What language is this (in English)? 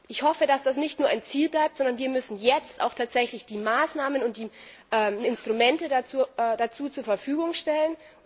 German